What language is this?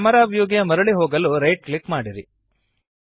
Kannada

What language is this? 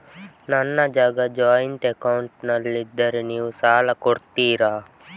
Kannada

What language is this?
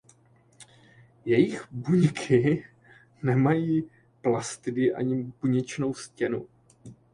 Czech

